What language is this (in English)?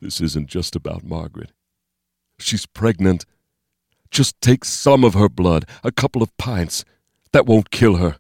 English